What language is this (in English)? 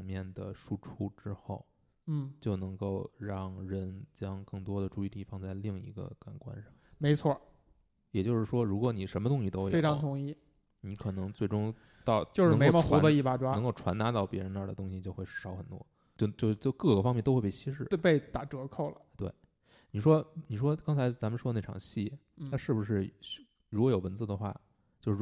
Chinese